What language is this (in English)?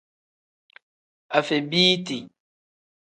Tem